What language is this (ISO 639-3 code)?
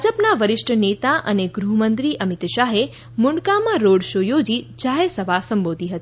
guj